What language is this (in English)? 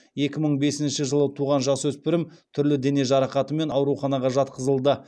Kazakh